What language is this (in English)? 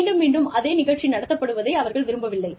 Tamil